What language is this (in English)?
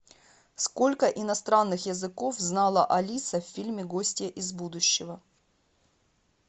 Russian